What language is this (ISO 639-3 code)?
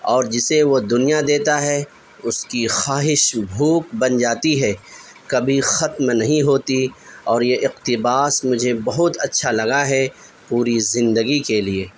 urd